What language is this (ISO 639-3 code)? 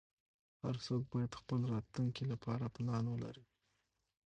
pus